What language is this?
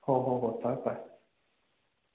Manipuri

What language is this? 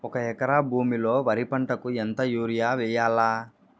Telugu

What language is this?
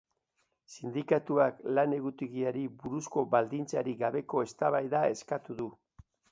Basque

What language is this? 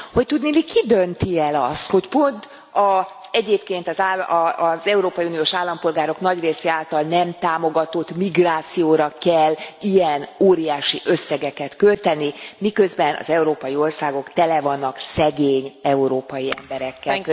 Hungarian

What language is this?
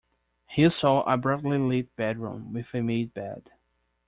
English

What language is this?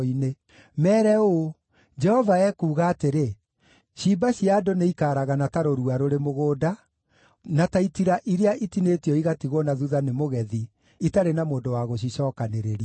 Kikuyu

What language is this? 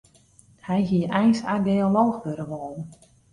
Western Frisian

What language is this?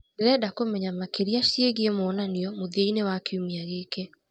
Kikuyu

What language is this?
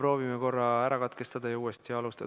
Estonian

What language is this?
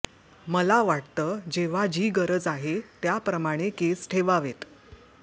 Marathi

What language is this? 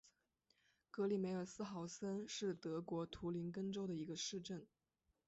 Chinese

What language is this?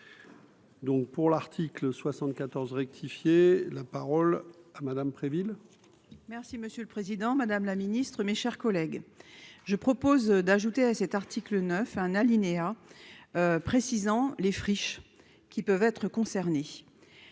French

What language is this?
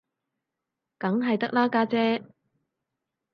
Cantonese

